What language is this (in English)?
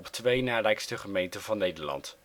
Dutch